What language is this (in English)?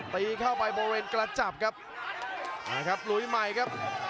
Thai